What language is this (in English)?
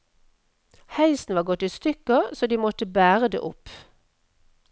Norwegian